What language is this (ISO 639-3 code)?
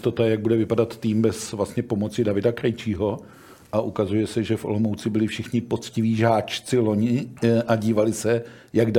ces